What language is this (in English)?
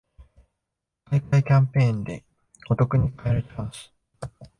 Japanese